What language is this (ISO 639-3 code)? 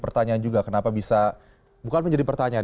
ind